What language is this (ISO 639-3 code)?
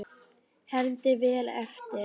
isl